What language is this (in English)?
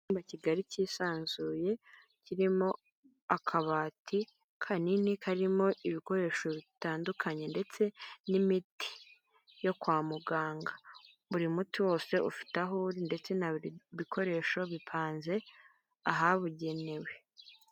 Kinyarwanda